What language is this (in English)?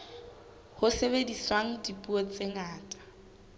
Southern Sotho